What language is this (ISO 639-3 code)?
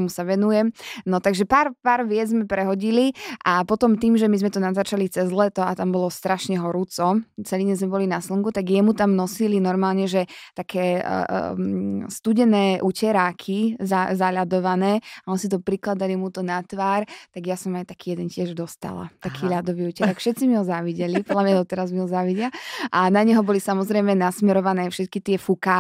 slk